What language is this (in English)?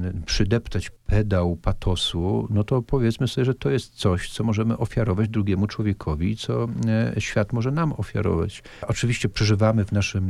Polish